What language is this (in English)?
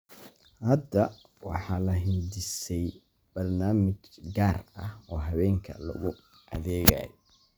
Somali